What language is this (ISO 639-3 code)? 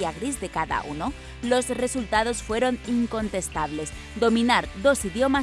spa